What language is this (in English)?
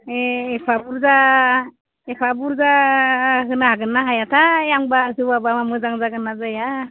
Bodo